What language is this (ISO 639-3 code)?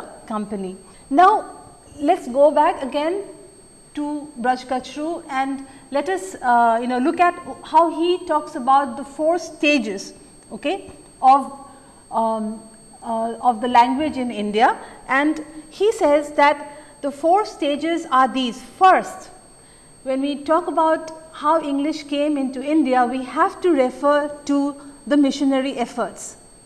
eng